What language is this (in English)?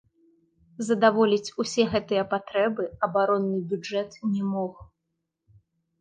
Belarusian